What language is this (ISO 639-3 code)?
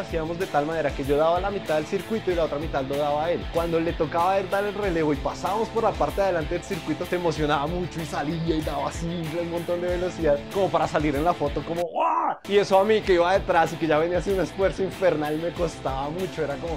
spa